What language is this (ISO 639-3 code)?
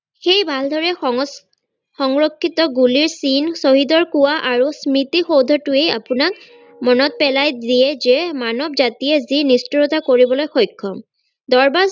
asm